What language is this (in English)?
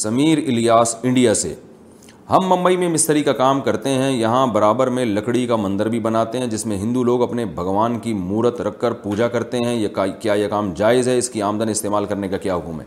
Urdu